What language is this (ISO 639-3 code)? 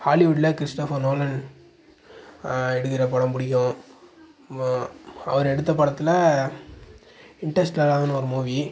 tam